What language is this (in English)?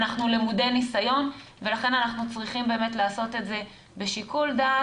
Hebrew